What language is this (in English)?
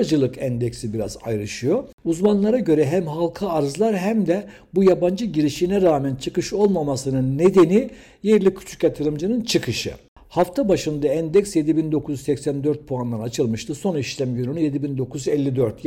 Turkish